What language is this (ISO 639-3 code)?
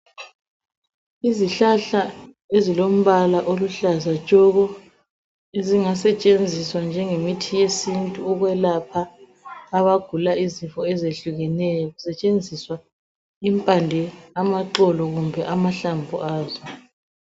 nde